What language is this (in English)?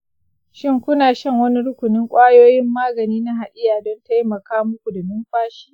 Hausa